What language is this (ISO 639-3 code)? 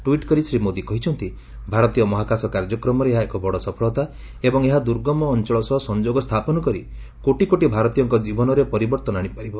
ori